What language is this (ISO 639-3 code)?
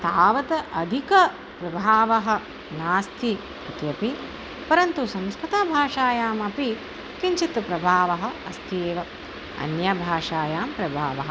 san